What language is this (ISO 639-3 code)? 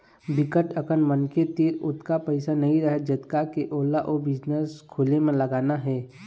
hne